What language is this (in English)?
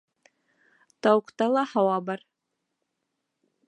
Bashkir